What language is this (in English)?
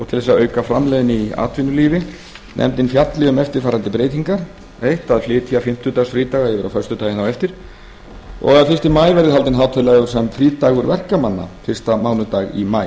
Icelandic